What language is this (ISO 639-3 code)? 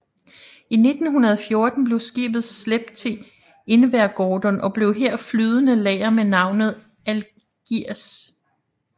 dan